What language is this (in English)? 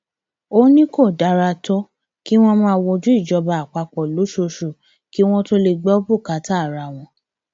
Yoruba